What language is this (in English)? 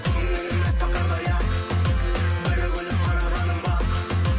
Kazakh